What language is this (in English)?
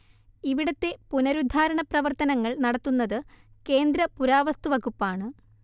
Malayalam